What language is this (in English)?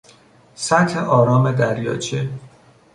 Persian